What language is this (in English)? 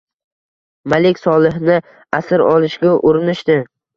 Uzbek